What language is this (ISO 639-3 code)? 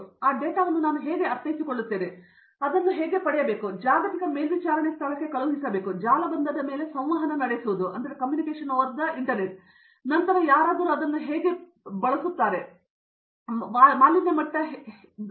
kan